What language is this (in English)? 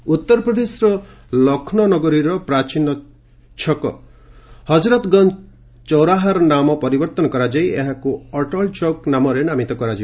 Odia